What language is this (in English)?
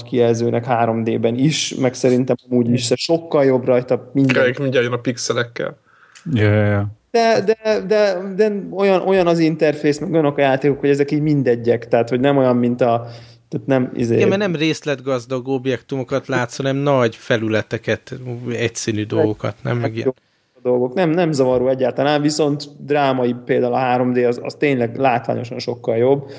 Hungarian